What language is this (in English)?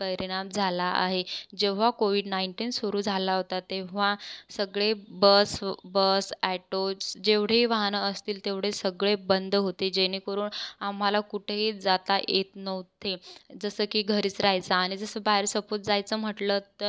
Marathi